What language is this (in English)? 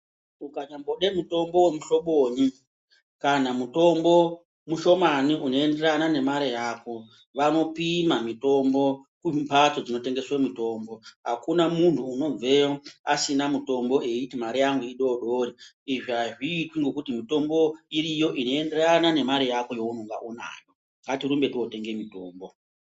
Ndau